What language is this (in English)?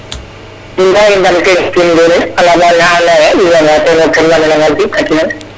Serer